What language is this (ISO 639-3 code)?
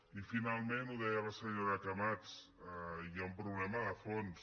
cat